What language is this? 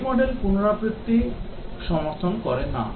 Bangla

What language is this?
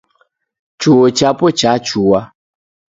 Taita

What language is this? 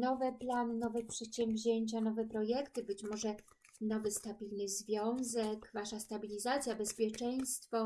Polish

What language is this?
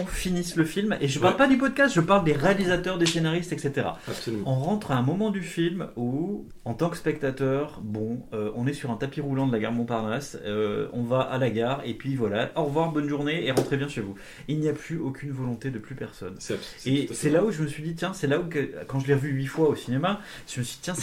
French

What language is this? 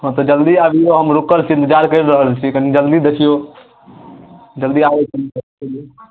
Maithili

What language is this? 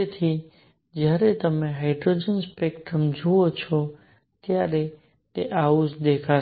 Gujarati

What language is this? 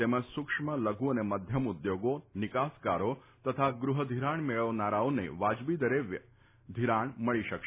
Gujarati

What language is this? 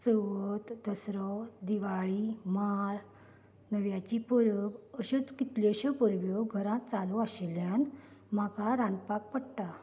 Konkani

